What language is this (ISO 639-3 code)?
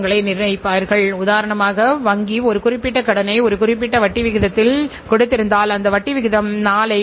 tam